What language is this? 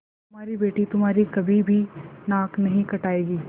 Hindi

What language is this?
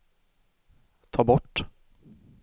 Swedish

